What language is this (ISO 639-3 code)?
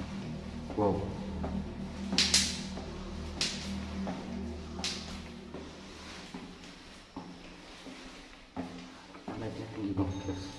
ind